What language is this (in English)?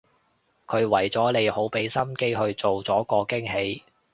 Cantonese